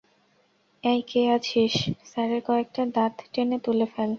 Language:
Bangla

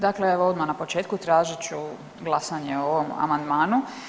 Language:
Croatian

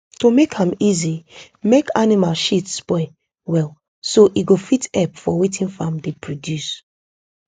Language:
Nigerian Pidgin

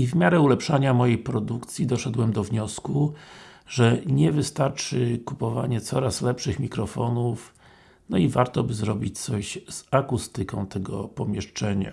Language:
Polish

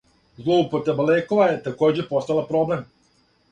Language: Serbian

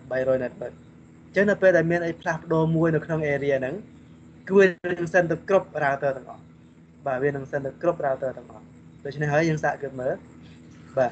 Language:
Vietnamese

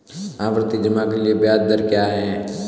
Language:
Hindi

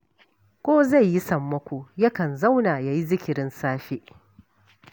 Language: Hausa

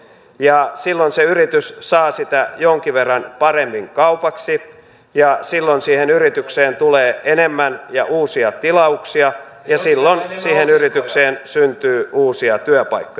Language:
Finnish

